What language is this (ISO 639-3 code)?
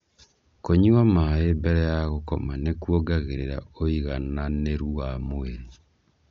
kik